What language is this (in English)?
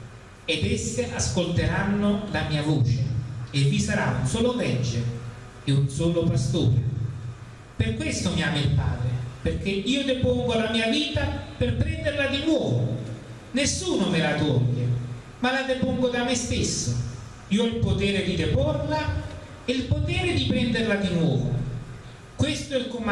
Italian